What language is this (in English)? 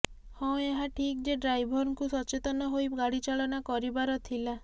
Odia